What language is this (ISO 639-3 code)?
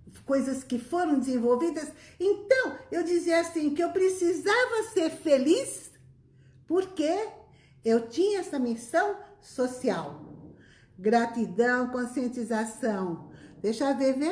por